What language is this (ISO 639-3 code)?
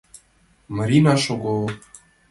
chm